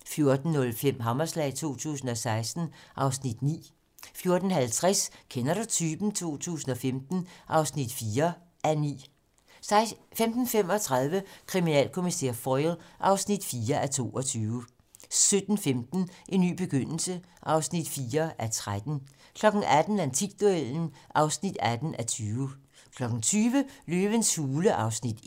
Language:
Danish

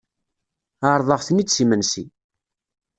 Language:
Kabyle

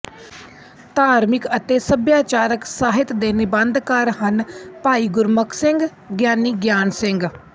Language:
Punjabi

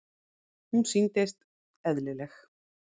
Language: Icelandic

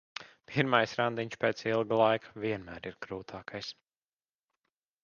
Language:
Latvian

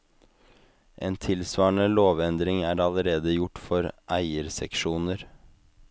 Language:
Norwegian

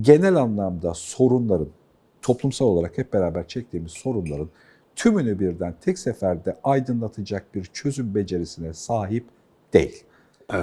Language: Turkish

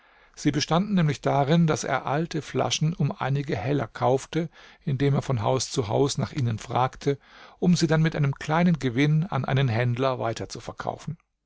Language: German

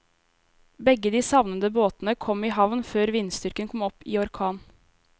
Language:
Norwegian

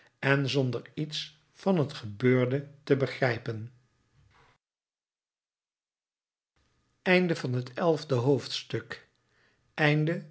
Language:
Dutch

